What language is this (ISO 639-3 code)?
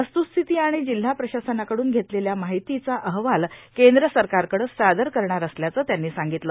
mar